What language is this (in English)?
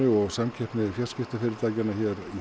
Icelandic